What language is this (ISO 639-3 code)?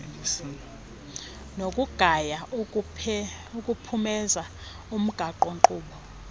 xho